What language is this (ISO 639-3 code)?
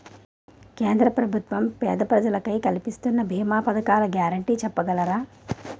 tel